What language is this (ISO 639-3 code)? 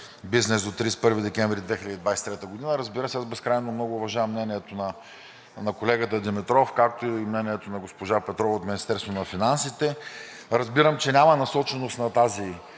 bul